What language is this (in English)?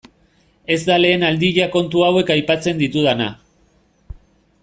Basque